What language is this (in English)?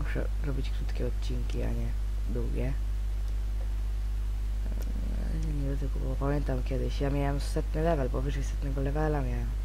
Polish